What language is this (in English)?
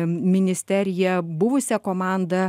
Lithuanian